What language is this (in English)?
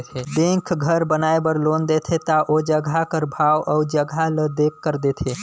Chhattisgarhi